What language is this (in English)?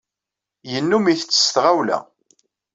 Kabyle